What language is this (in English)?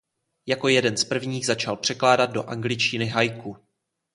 Czech